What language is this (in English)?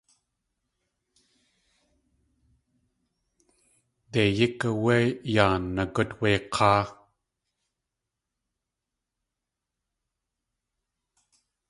Tlingit